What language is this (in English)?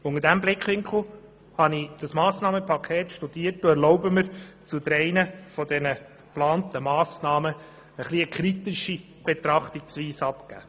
Swiss German